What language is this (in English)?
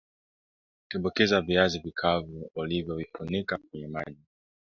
Swahili